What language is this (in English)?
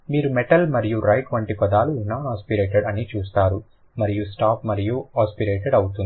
Telugu